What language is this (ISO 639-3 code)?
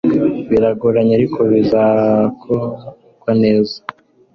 kin